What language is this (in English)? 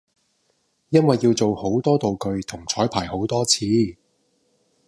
Cantonese